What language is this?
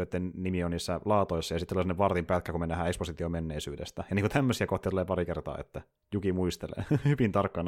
Finnish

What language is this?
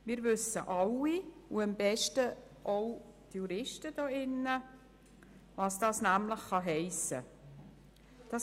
Swiss German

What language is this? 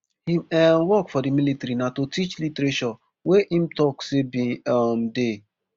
Nigerian Pidgin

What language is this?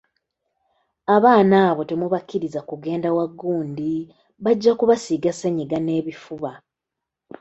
Ganda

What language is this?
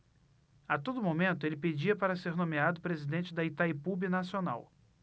Portuguese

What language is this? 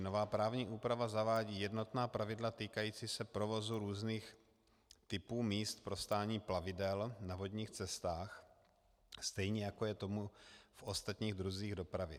Czech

